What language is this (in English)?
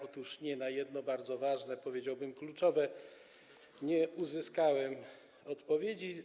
Polish